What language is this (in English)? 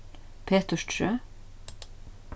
Faroese